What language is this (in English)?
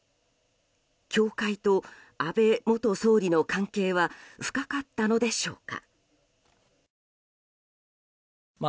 Japanese